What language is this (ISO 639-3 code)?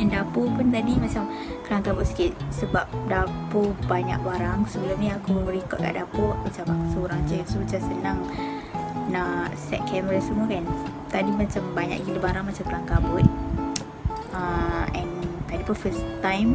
msa